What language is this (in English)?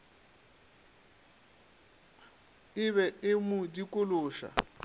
Northern Sotho